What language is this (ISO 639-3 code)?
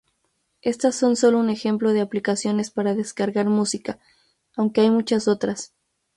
spa